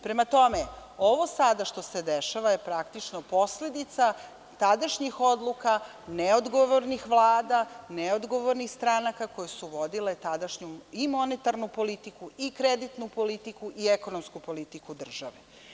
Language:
Serbian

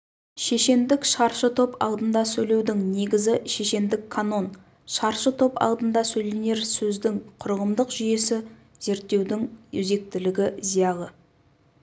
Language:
Kazakh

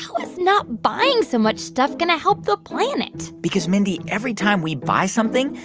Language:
English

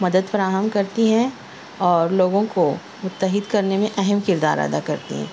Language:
Urdu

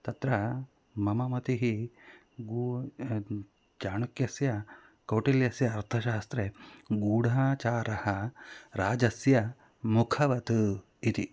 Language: Sanskrit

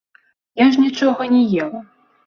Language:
Belarusian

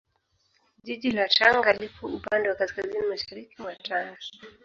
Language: Swahili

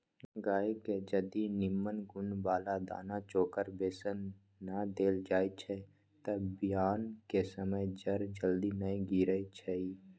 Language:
Magahi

